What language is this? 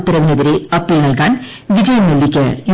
Malayalam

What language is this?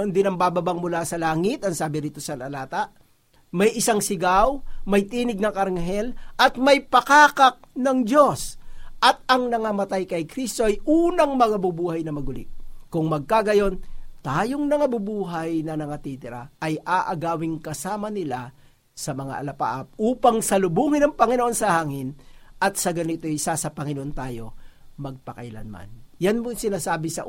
Filipino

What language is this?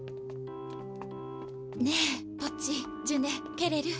Japanese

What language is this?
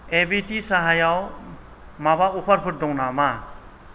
Bodo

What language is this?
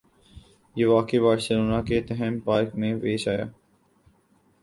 Urdu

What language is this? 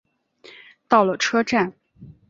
Chinese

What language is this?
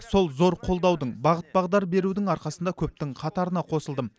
Kazakh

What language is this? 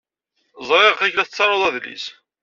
Kabyle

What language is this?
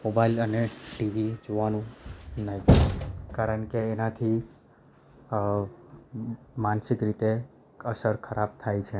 Gujarati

